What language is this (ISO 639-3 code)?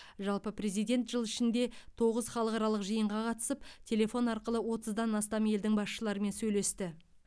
kaz